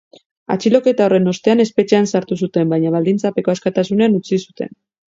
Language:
Basque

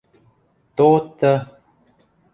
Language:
Western Mari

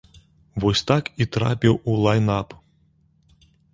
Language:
Belarusian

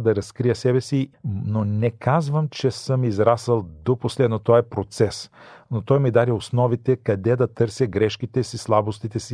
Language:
Bulgarian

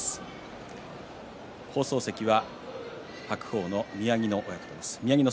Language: Japanese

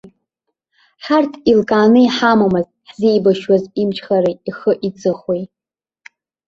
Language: Abkhazian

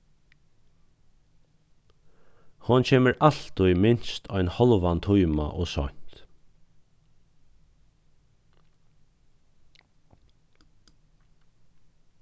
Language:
Faroese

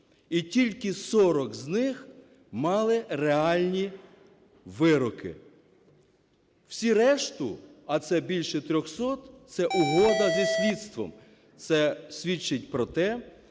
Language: Ukrainian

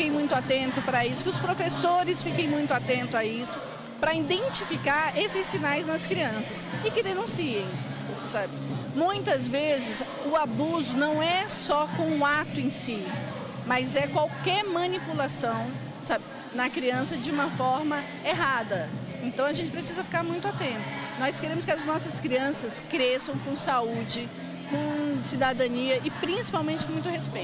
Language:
Portuguese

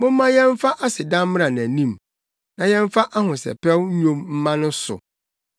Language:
Akan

